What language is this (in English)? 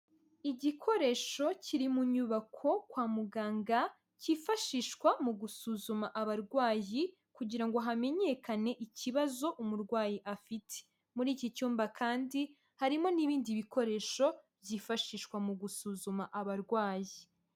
Kinyarwanda